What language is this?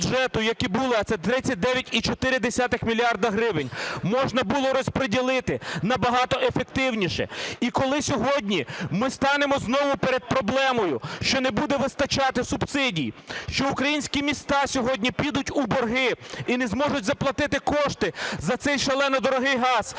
Ukrainian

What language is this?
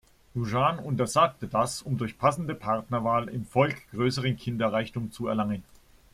German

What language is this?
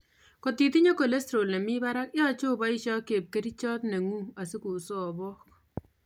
Kalenjin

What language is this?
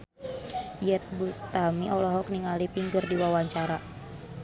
Sundanese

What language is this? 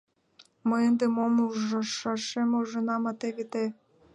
Mari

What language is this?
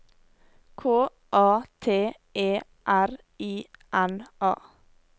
Norwegian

